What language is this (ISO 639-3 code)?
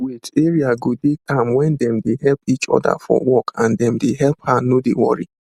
pcm